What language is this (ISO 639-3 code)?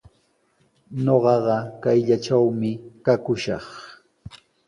qws